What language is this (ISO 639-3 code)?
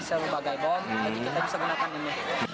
ind